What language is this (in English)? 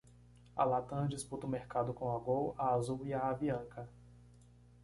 Portuguese